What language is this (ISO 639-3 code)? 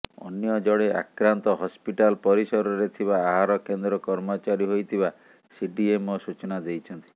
ori